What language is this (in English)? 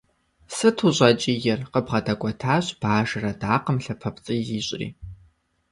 Kabardian